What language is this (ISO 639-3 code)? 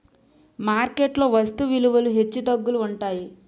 tel